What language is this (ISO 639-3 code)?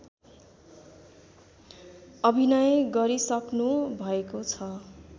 nep